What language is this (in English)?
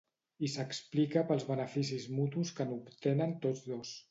Catalan